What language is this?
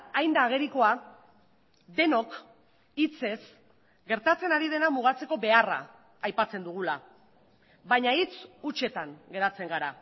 Basque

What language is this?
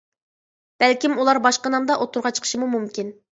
Uyghur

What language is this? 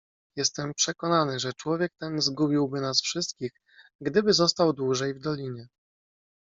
Polish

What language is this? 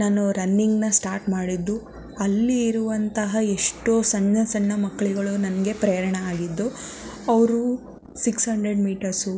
Kannada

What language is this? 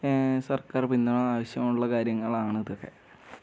Malayalam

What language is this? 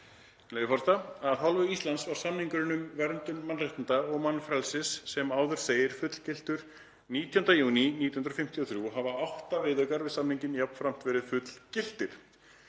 Icelandic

